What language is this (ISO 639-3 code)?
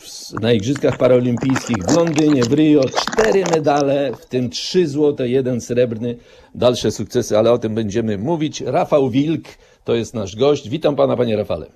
pol